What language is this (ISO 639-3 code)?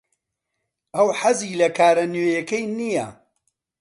ckb